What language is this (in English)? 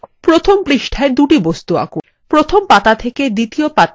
Bangla